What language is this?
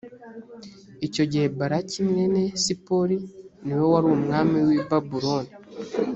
Kinyarwanda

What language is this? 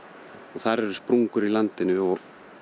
Icelandic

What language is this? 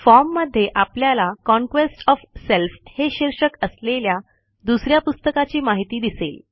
Marathi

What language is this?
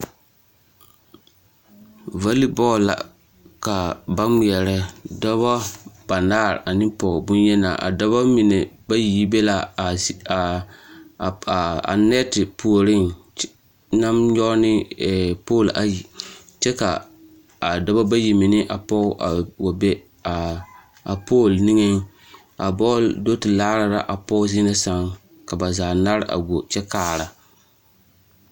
Southern Dagaare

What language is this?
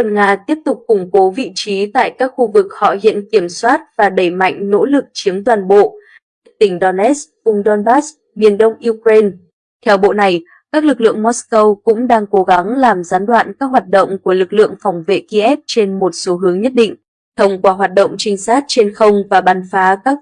Vietnamese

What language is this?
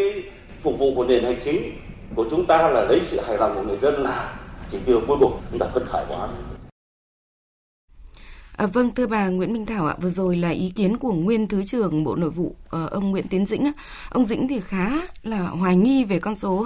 Vietnamese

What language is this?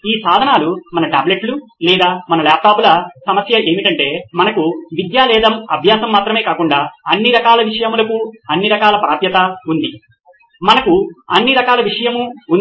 Telugu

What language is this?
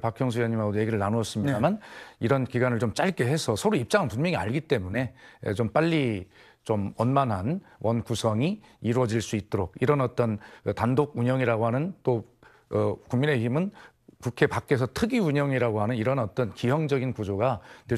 Korean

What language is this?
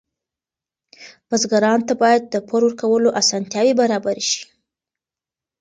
Pashto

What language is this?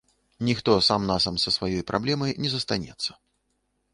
Belarusian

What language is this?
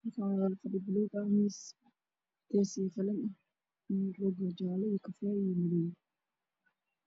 Somali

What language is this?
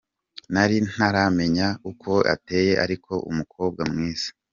Kinyarwanda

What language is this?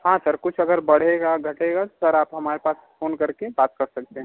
Hindi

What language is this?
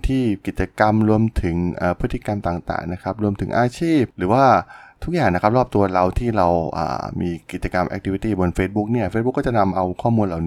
Thai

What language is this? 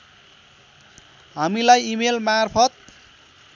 Nepali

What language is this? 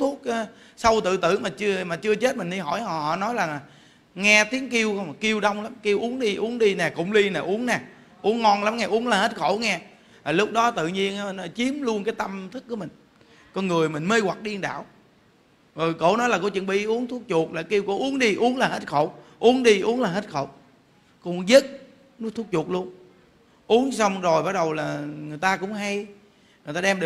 Vietnamese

